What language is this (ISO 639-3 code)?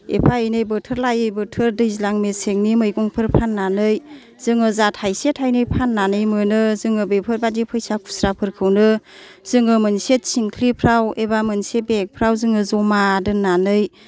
brx